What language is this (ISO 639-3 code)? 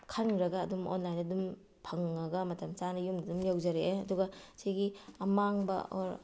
mni